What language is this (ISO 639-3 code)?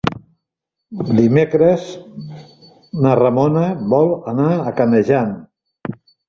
cat